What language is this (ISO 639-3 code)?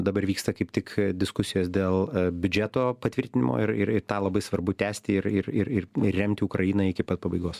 lit